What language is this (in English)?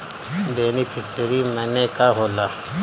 Bhojpuri